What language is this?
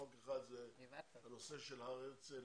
Hebrew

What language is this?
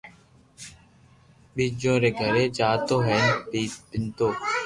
Loarki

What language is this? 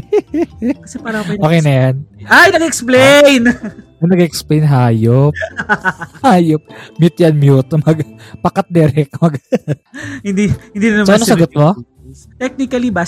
Filipino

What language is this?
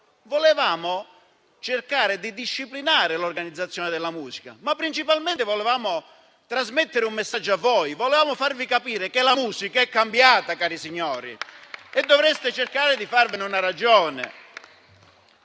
Italian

